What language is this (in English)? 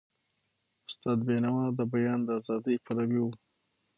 Pashto